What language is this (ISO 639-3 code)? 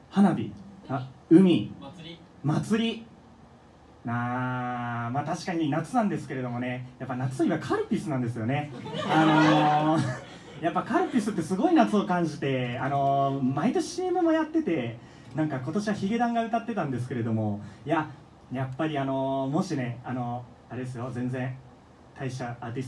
jpn